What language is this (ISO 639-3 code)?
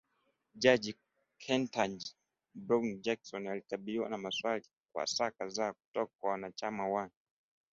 swa